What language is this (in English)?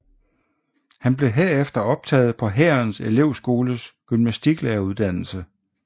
Danish